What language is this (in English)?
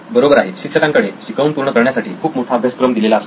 Marathi